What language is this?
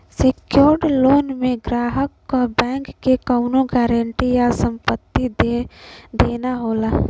Bhojpuri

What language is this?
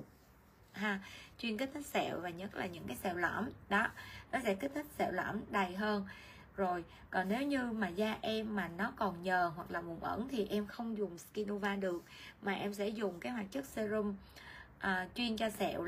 Vietnamese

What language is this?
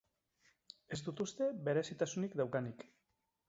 Basque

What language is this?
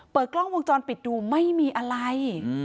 Thai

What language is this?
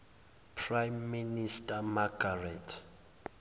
Zulu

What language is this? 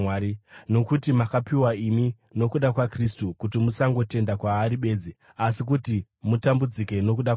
Shona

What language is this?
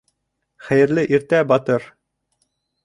Bashkir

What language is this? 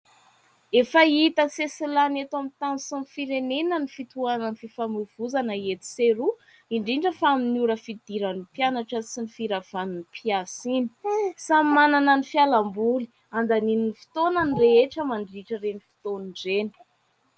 Malagasy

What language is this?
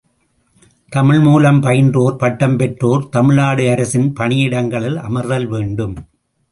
Tamil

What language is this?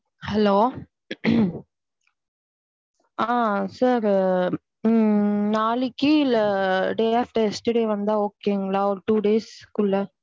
Tamil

